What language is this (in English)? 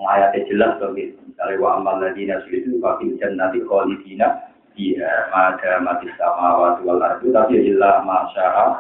Malay